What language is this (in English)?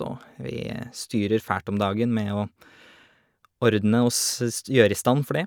Norwegian